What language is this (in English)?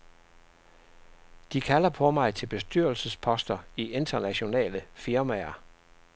Danish